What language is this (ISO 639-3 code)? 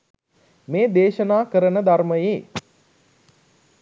sin